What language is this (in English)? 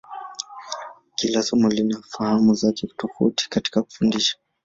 Swahili